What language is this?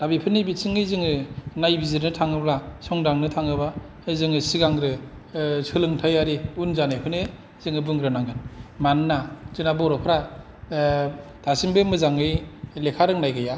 Bodo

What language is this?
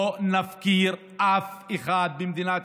Hebrew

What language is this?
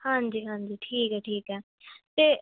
Punjabi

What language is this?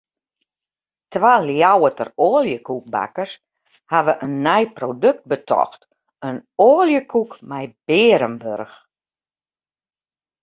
Western Frisian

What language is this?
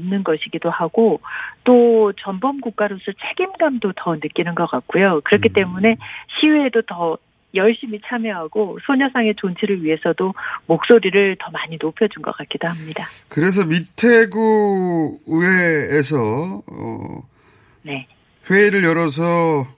Korean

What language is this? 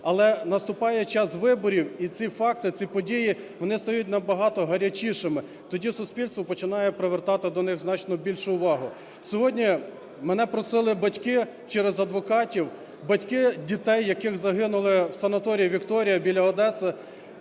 Ukrainian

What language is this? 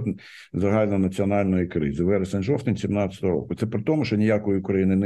Ukrainian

